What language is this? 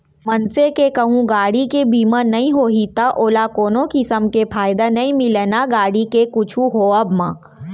Chhattisgarhi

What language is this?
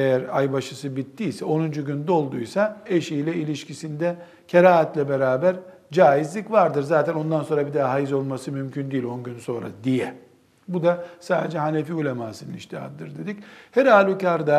Turkish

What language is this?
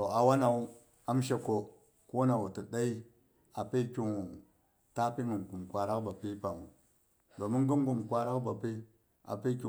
Boghom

